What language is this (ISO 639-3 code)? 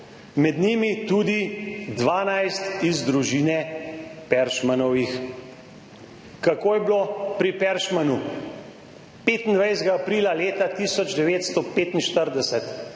slv